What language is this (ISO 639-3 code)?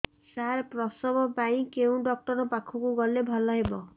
ori